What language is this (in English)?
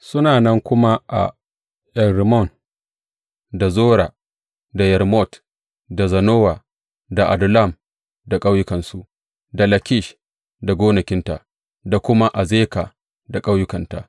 Hausa